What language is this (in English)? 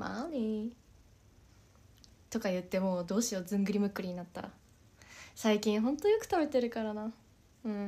Japanese